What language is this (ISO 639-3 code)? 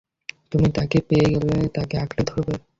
ben